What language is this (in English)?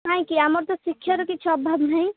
Odia